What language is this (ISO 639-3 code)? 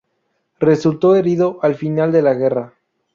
spa